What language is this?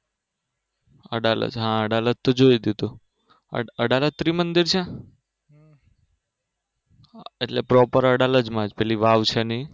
Gujarati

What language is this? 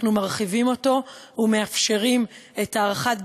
Hebrew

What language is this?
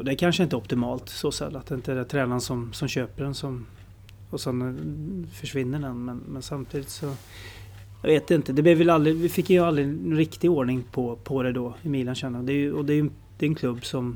Swedish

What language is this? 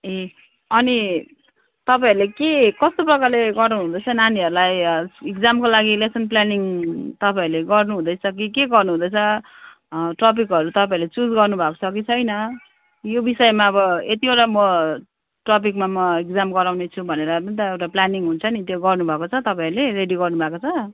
Nepali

